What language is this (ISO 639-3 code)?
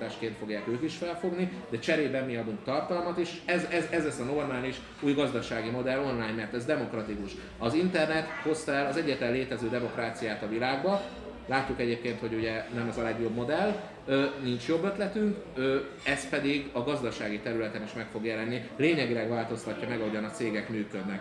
hun